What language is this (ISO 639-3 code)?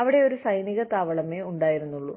mal